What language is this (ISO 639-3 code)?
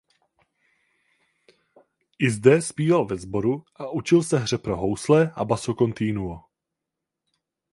ces